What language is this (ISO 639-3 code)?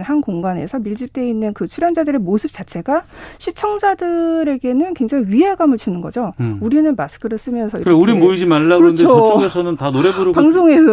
kor